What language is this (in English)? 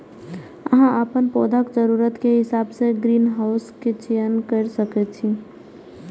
Maithili